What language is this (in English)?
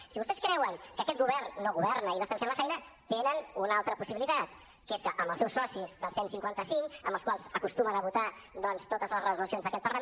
Catalan